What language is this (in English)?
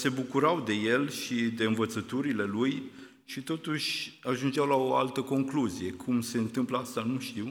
Romanian